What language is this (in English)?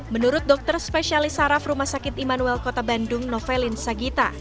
Indonesian